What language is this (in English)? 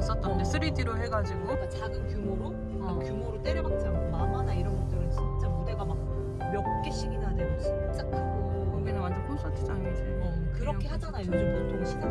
Korean